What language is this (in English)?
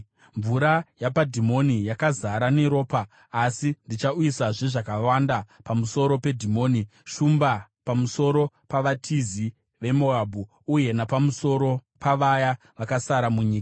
Shona